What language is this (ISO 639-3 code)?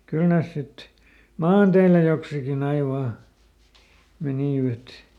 fin